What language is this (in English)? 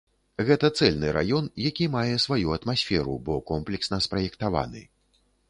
Belarusian